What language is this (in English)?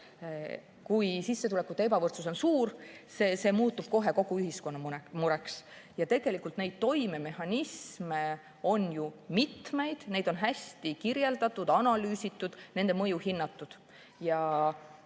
Estonian